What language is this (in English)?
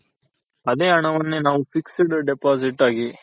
Kannada